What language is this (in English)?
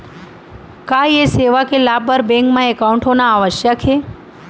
Chhattisgarhi